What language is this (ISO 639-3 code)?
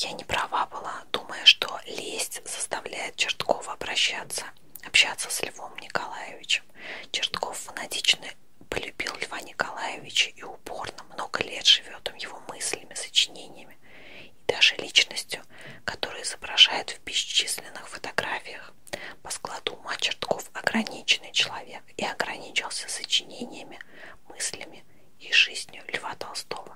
rus